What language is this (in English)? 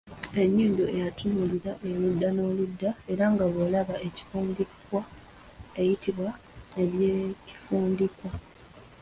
Ganda